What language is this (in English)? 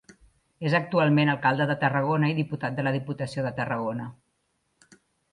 Catalan